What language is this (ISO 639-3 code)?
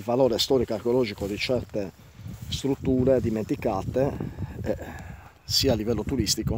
ita